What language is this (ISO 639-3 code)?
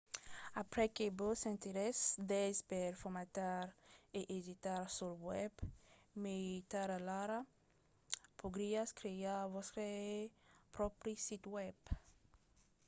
oci